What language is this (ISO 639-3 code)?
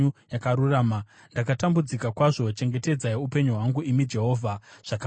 sna